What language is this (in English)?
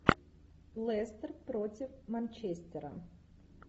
Russian